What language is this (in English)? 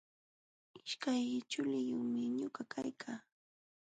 Jauja Wanca Quechua